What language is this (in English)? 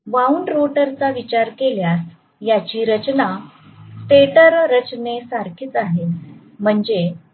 Marathi